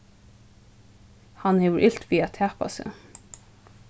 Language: Faroese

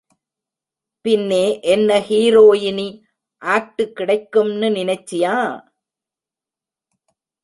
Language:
Tamil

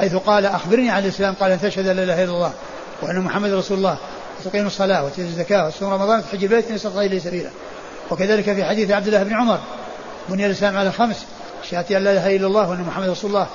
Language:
Arabic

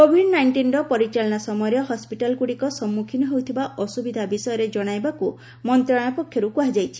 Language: Odia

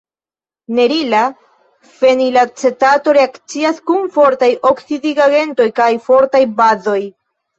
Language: Esperanto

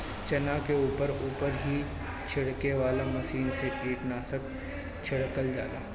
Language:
Bhojpuri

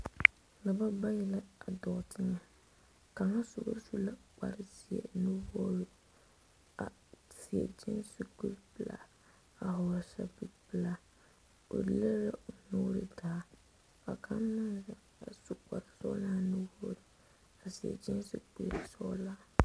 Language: Southern Dagaare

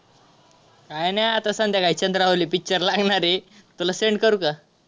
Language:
Marathi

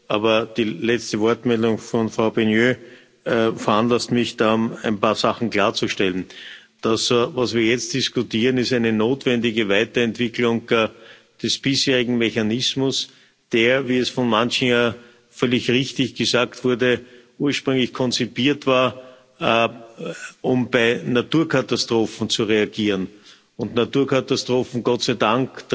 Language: German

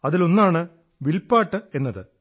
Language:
Malayalam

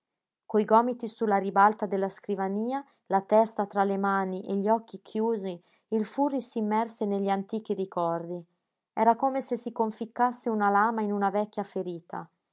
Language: Italian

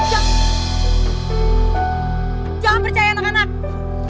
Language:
Indonesian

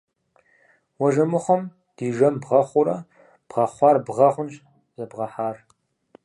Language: Kabardian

